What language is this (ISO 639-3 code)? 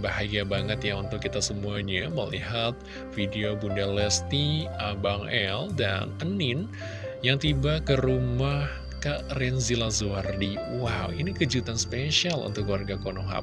ind